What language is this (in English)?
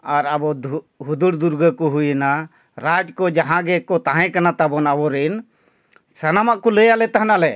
Santali